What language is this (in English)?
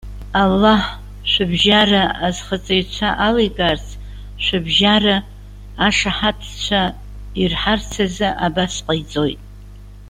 Abkhazian